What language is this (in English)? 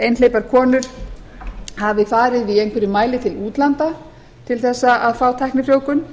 Icelandic